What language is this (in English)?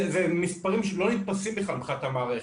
Hebrew